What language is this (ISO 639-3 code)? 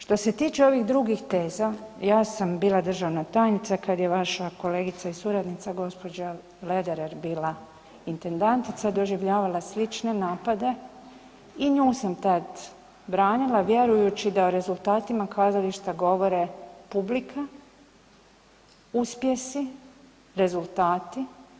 hrv